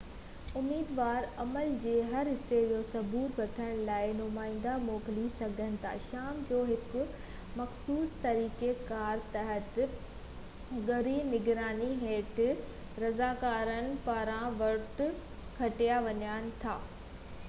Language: Sindhi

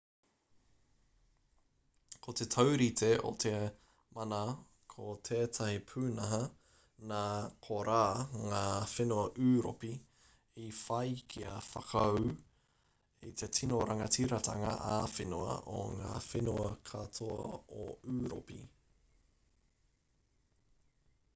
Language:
Māori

